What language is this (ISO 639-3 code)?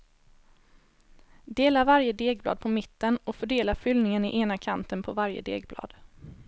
swe